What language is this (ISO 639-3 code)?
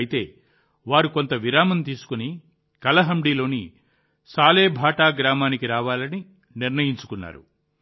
tel